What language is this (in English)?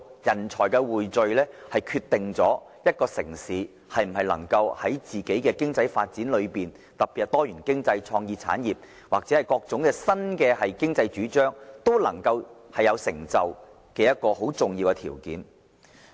Cantonese